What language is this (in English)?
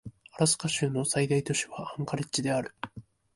Japanese